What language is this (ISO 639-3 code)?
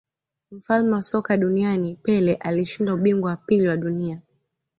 swa